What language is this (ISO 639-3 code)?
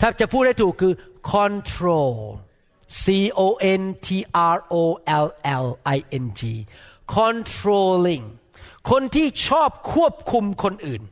tha